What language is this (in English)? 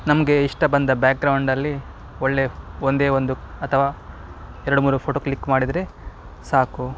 Kannada